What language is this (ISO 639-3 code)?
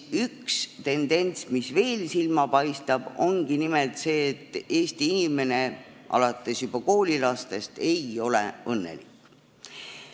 est